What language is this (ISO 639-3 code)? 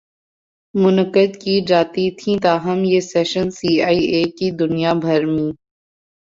urd